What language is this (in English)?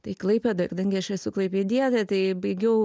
Lithuanian